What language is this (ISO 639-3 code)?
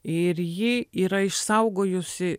lit